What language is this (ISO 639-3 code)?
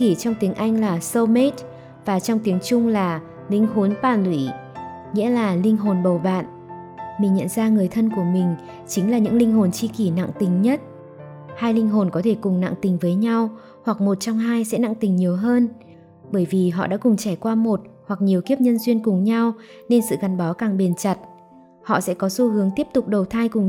vie